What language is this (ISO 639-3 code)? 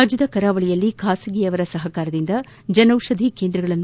kan